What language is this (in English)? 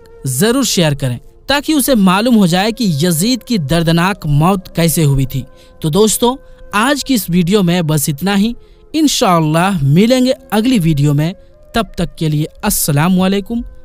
Hindi